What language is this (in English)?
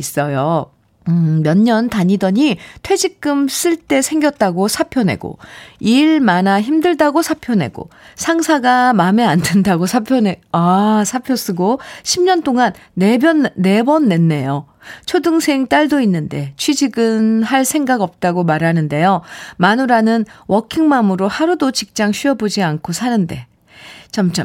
Korean